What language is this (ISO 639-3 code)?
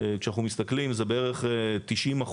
heb